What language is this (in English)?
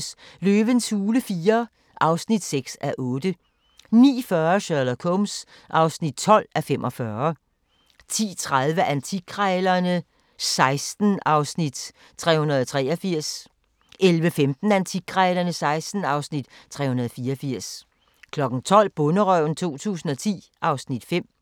Danish